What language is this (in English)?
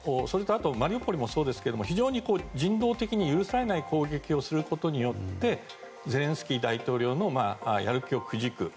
Japanese